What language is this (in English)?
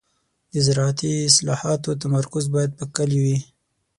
Pashto